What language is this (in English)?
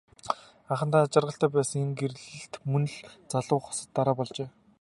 Mongolian